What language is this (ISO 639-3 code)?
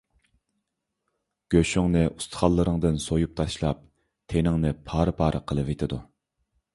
uig